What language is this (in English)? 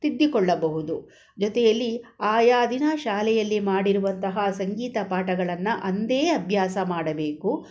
Kannada